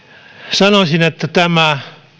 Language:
Finnish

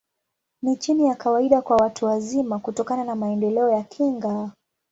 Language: Swahili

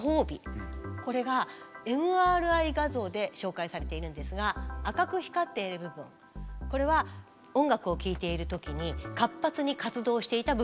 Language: Japanese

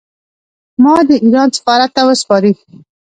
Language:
Pashto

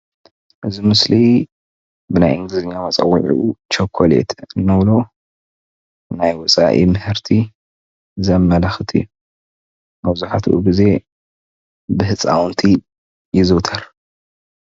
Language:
Tigrinya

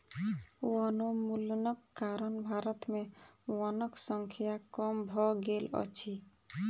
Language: Maithili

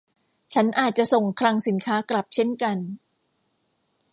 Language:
Thai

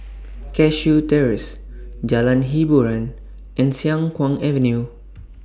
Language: English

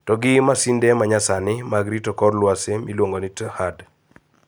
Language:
Luo (Kenya and Tanzania)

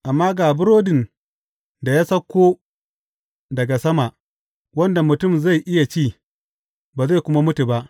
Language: Hausa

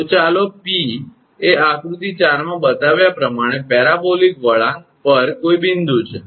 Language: Gujarati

